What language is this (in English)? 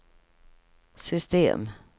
Swedish